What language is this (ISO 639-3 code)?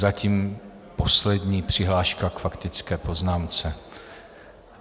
ces